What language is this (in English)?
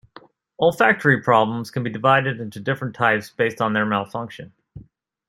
English